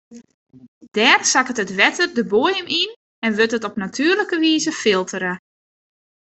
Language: Western Frisian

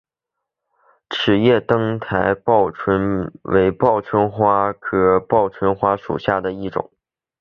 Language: Chinese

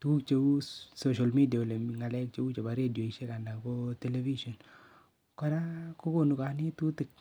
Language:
Kalenjin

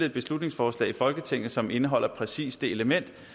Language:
Danish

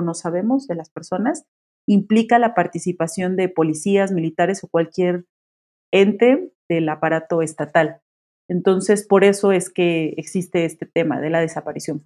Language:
Spanish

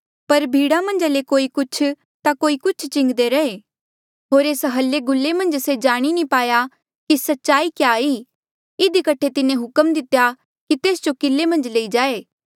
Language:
Mandeali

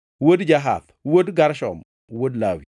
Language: Luo (Kenya and Tanzania)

